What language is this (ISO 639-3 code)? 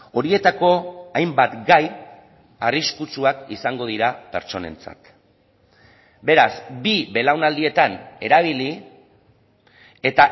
eus